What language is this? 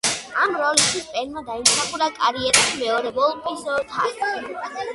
Georgian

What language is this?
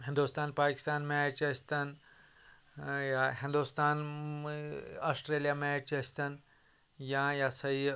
Kashmiri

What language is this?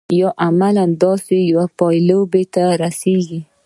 Pashto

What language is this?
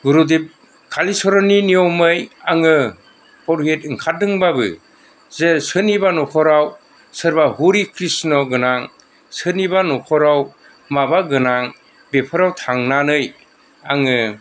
Bodo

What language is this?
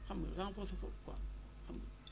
Wolof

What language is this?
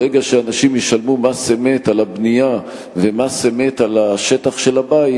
Hebrew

